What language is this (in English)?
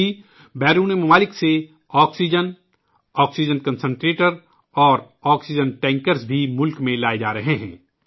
Urdu